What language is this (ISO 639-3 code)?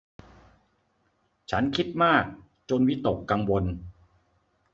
tha